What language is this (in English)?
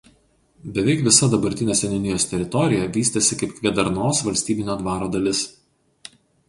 Lithuanian